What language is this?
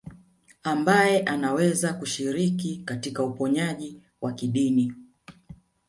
Swahili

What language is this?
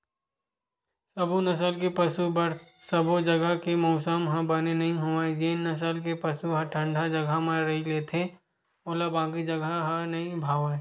Chhattisgarhi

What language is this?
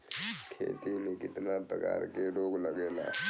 Bhojpuri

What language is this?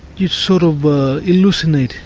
English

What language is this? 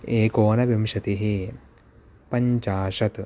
Sanskrit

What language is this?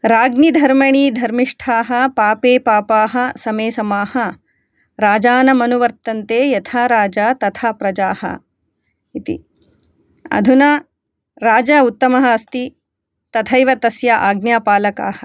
Sanskrit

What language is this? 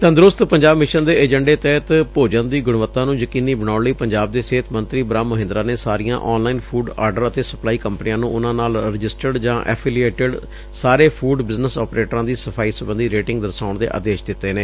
Punjabi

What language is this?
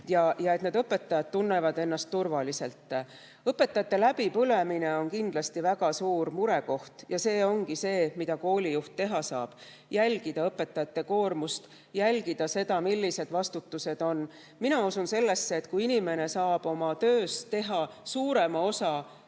Estonian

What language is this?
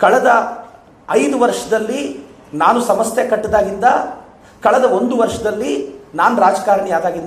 Kannada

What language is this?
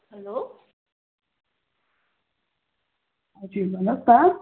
Nepali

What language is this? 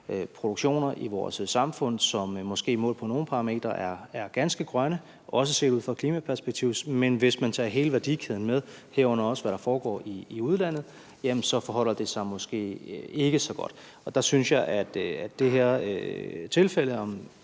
Danish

